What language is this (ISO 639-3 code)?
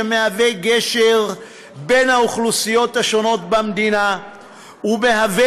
heb